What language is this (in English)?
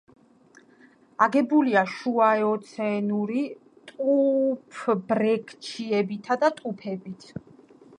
Georgian